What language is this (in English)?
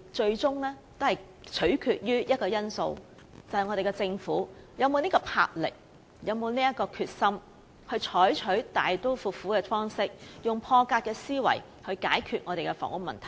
Cantonese